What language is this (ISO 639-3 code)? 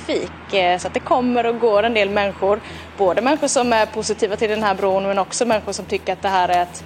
swe